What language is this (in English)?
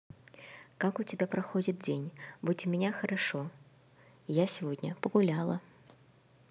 Russian